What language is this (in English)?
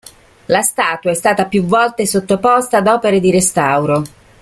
Italian